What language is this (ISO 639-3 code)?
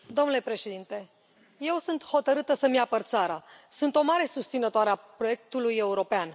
ron